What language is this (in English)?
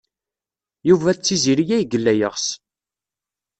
Kabyle